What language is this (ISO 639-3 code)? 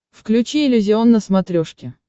rus